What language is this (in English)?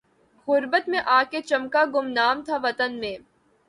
Urdu